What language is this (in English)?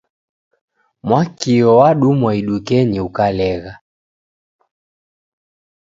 Taita